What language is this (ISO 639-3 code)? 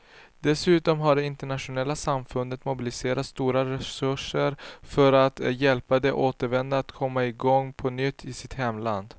swe